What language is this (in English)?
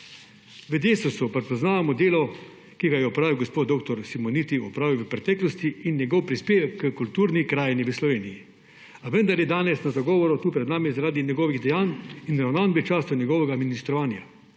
Slovenian